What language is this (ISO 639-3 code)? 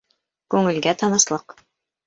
bak